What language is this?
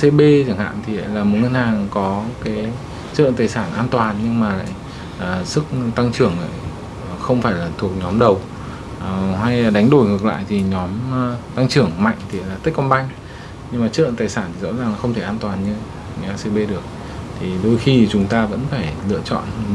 Vietnamese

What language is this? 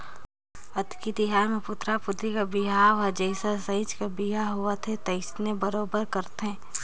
Chhattisgarhi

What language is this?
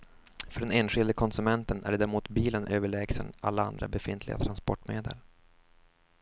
Swedish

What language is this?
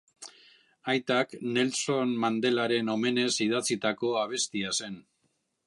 Basque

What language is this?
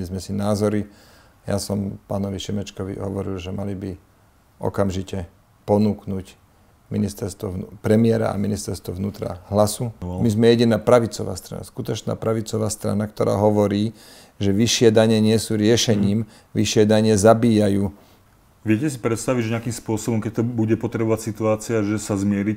Slovak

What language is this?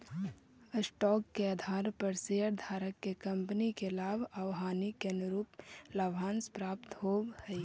Magahi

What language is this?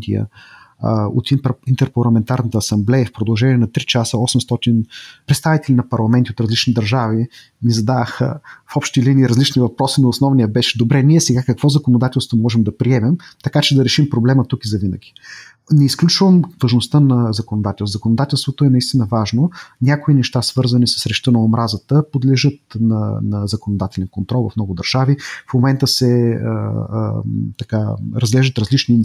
Bulgarian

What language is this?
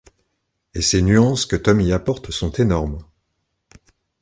French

